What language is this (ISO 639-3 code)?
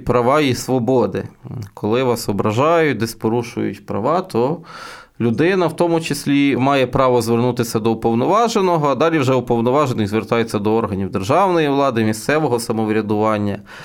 ukr